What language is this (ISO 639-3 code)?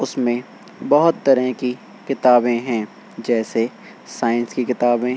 urd